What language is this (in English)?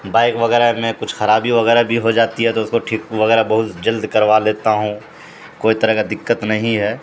Urdu